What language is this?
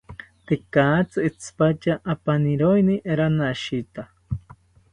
South Ucayali Ashéninka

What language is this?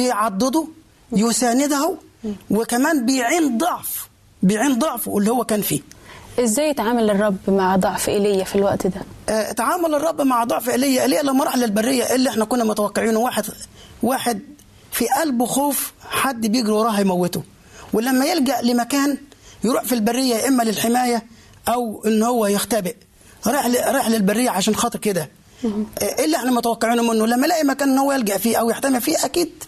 Arabic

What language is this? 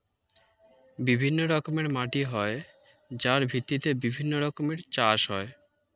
Bangla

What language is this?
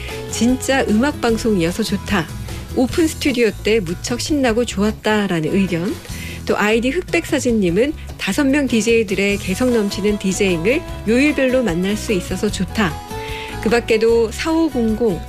Korean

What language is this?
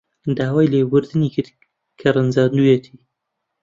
Central Kurdish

